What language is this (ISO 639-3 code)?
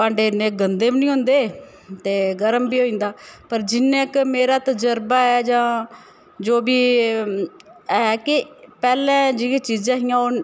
doi